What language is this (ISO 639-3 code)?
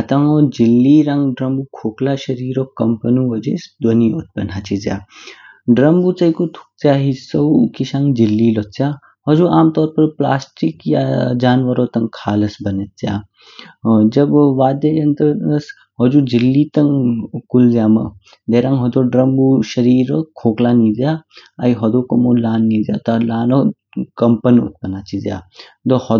kfk